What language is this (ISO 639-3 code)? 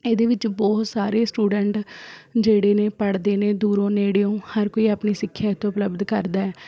pan